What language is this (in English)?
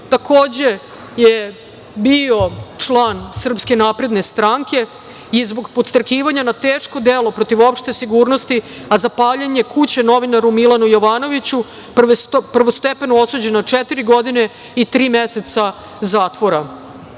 Serbian